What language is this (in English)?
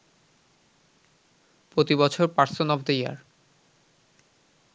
Bangla